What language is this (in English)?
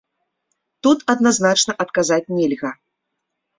Belarusian